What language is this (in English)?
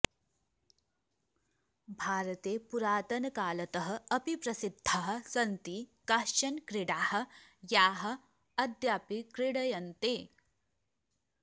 Sanskrit